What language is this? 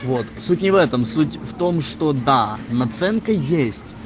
Russian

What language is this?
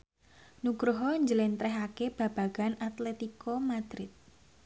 Javanese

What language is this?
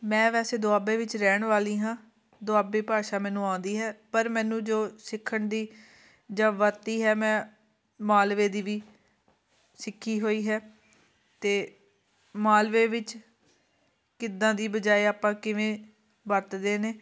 Punjabi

